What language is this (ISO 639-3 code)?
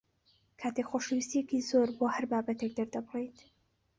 ckb